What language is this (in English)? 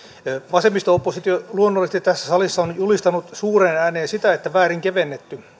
Finnish